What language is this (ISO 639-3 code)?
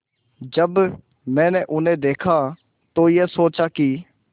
hin